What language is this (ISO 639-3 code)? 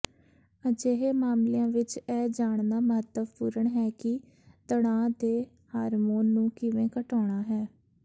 pan